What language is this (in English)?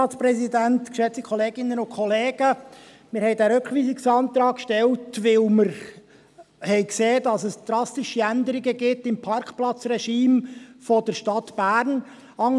Swiss German